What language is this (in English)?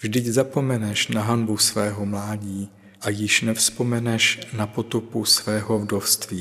Czech